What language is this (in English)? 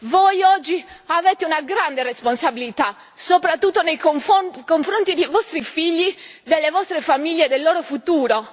Italian